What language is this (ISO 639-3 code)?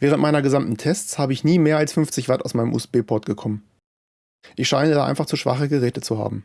deu